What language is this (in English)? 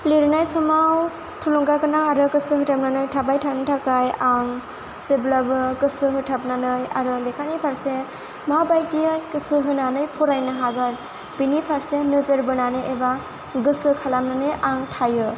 Bodo